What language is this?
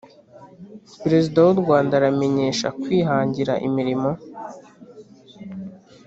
Kinyarwanda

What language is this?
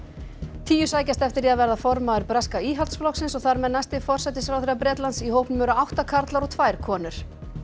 Icelandic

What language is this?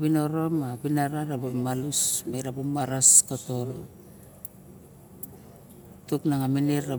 Barok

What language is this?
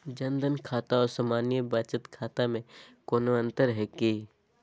Magahi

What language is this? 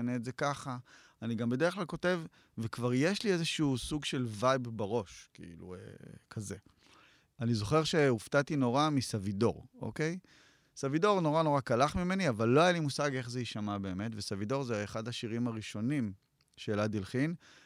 Hebrew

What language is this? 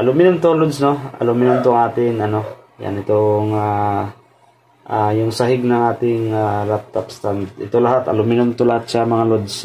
Filipino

